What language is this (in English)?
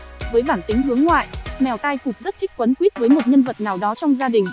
Vietnamese